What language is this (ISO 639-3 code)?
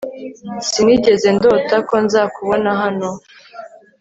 kin